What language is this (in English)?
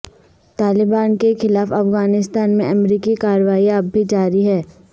Urdu